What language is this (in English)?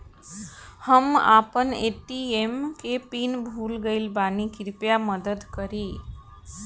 Bhojpuri